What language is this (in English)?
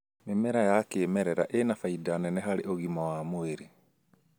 Kikuyu